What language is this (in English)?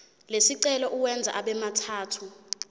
Zulu